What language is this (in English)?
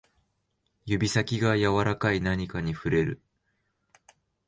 Japanese